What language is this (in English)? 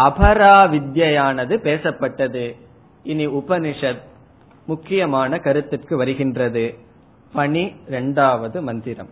Tamil